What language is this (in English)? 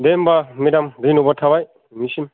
Bodo